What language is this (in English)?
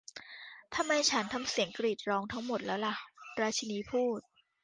Thai